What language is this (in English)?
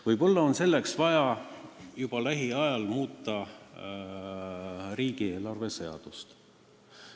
Estonian